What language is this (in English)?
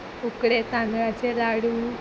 Konkani